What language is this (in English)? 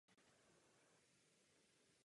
Czech